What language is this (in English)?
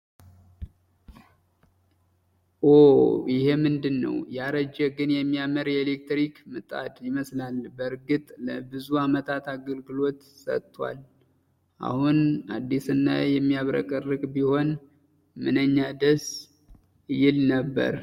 Amharic